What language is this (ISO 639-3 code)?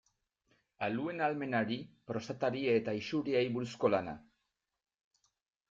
eus